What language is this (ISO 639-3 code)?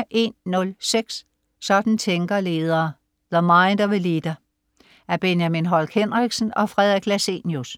dan